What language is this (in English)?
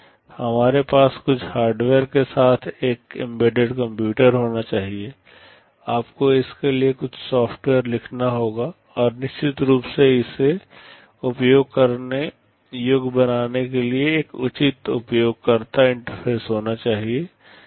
Hindi